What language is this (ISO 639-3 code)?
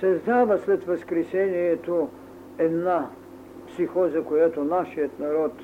bul